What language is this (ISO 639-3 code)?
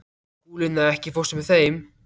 isl